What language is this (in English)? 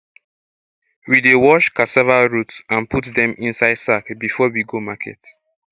Nigerian Pidgin